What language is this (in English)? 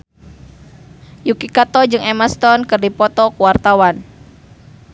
Sundanese